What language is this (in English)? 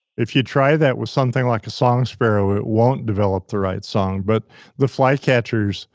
English